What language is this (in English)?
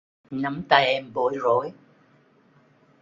Vietnamese